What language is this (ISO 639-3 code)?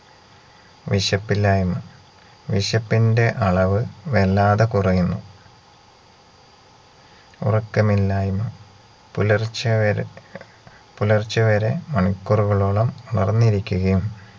mal